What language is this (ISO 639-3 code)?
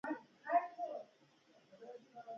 pus